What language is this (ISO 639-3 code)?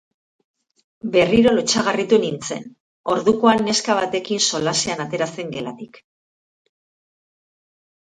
eus